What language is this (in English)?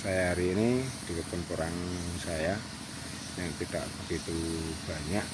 Indonesian